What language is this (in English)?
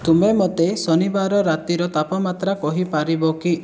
Odia